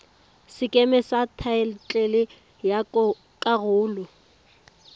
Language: Tswana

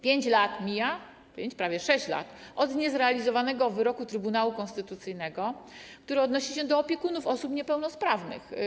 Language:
Polish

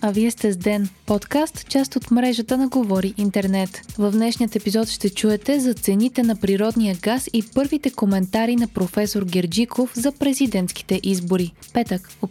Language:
Bulgarian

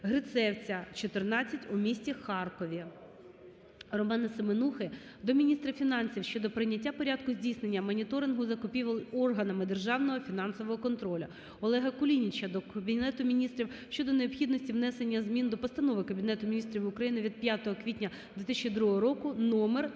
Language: Ukrainian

